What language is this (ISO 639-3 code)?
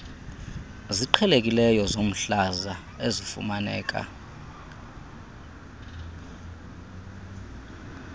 xho